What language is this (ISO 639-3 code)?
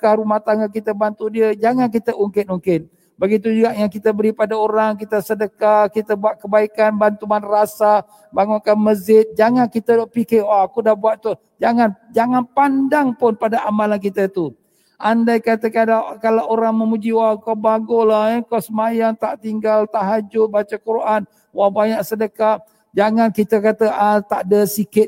msa